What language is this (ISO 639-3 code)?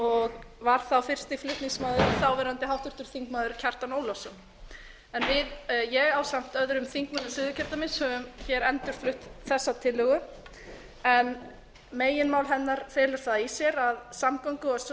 isl